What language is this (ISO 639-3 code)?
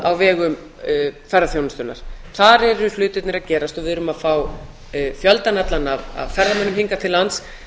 isl